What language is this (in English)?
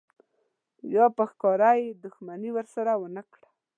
Pashto